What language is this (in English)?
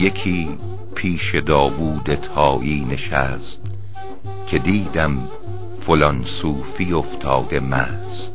Persian